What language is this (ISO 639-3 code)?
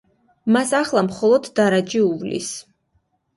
kat